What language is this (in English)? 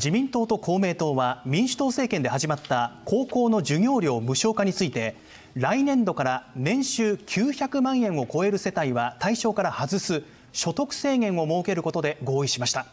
Japanese